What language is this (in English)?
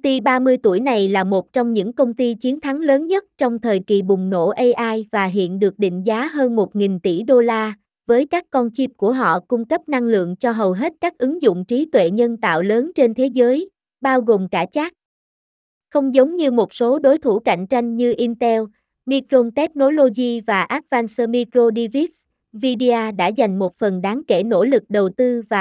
Vietnamese